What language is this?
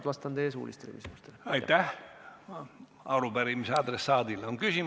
Estonian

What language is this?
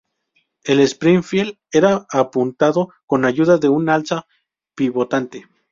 Spanish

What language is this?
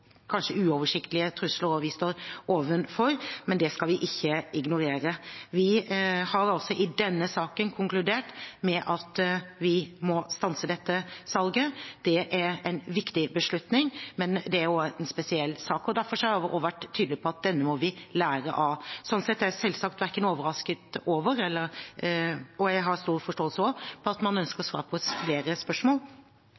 Norwegian Bokmål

